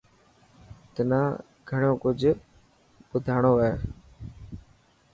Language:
Dhatki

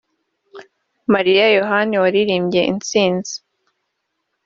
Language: Kinyarwanda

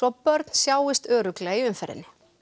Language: Icelandic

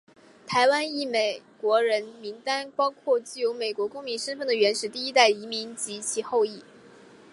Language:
Chinese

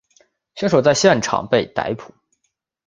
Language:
Chinese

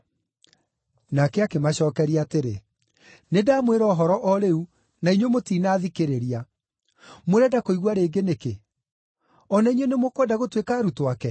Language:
Kikuyu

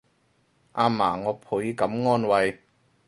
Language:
Cantonese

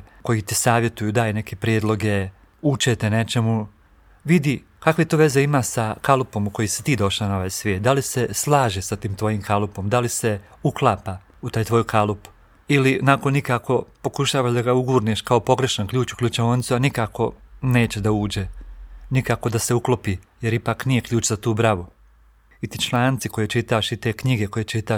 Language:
Croatian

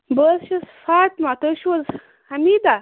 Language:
Kashmiri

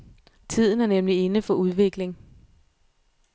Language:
Danish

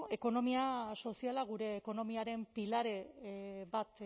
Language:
Basque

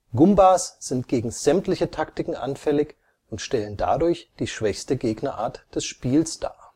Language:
German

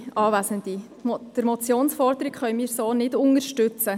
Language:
Swiss German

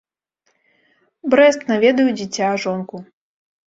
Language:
Belarusian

